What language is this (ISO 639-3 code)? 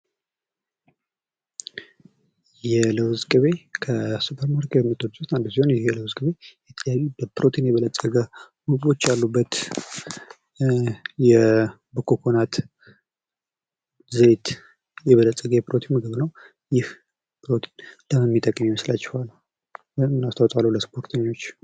amh